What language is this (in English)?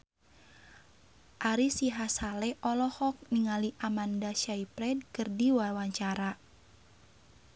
Sundanese